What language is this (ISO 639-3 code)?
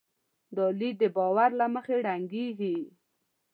pus